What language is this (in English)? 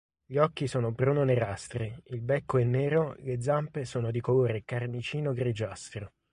Italian